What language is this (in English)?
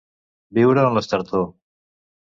Catalan